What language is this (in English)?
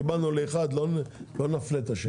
Hebrew